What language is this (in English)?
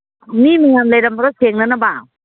Manipuri